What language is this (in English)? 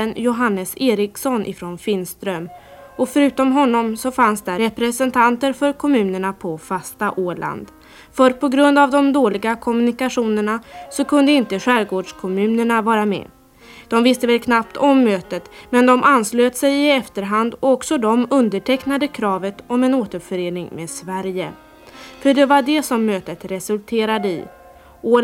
Swedish